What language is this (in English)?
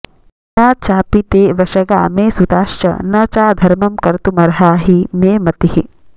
Sanskrit